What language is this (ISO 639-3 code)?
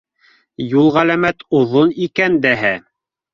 bak